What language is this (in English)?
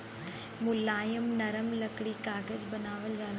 Bhojpuri